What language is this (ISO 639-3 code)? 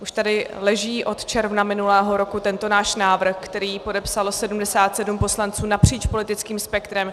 ces